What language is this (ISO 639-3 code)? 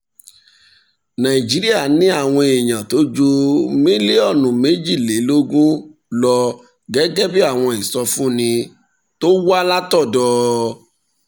yor